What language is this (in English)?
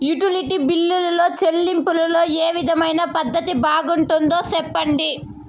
Telugu